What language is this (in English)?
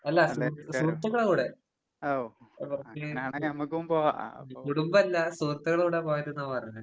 Malayalam